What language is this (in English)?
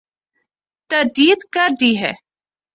Urdu